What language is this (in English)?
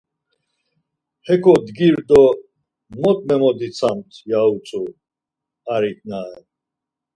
Laz